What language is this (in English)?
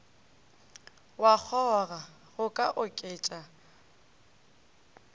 Northern Sotho